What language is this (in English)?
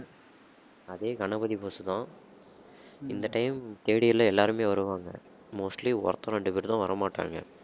Tamil